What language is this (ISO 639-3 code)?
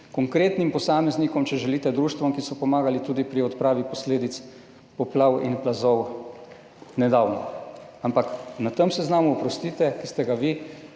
slv